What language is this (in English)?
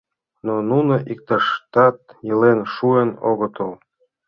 Mari